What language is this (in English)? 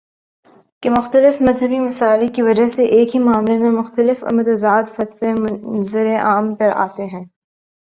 Urdu